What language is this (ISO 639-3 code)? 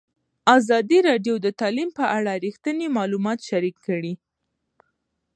pus